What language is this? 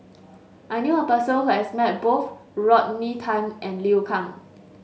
English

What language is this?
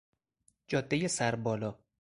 Persian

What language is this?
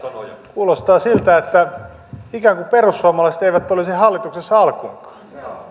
Finnish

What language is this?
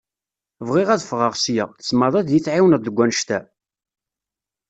Kabyle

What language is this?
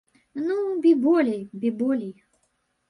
Belarusian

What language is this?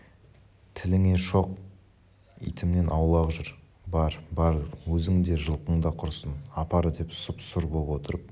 Kazakh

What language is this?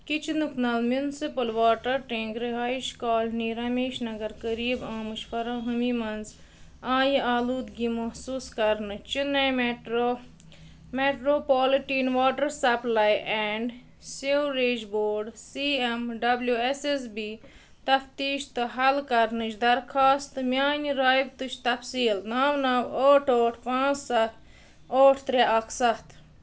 Kashmiri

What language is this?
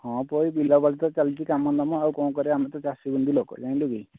Odia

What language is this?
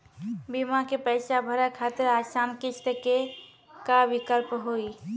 Maithili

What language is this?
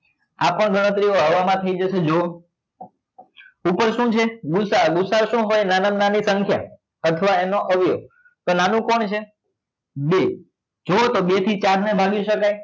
Gujarati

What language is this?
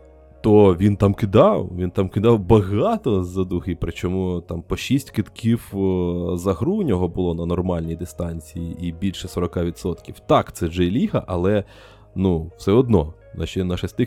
Ukrainian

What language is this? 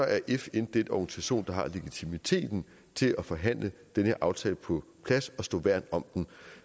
Danish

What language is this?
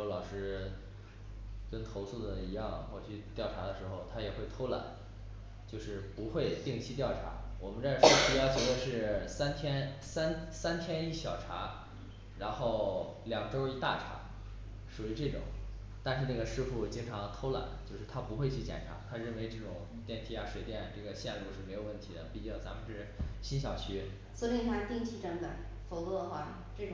Chinese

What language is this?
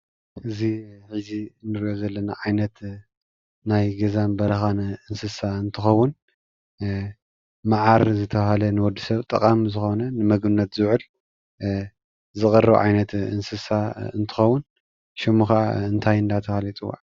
Tigrinya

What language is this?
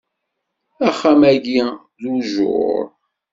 Kabyle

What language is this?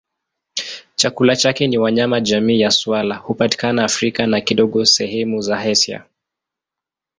Swahili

